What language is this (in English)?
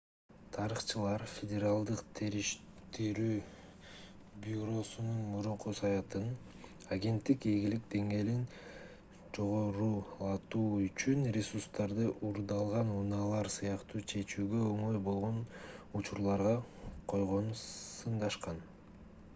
Kyrgyz